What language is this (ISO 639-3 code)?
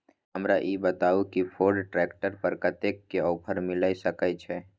mai